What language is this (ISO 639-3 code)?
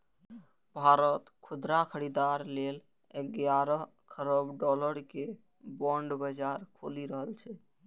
mai